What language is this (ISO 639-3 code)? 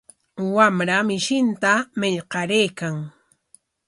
qwa